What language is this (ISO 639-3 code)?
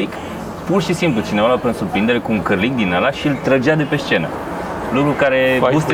ron